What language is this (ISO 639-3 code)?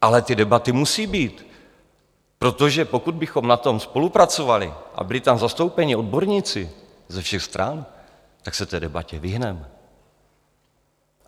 ces